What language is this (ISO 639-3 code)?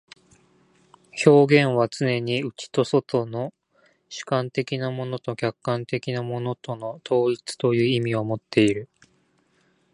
jpn